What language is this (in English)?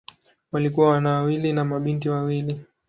Swahili